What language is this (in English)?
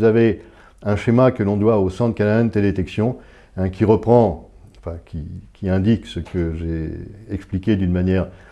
French